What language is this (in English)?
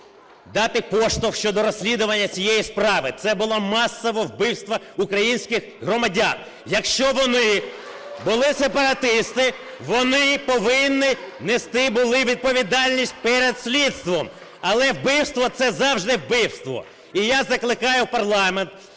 Ukrainian